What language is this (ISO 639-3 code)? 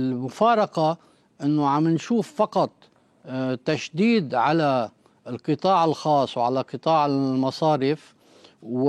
ara